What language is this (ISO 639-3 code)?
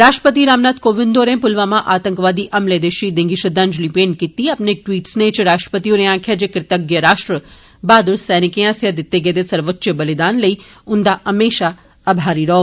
doi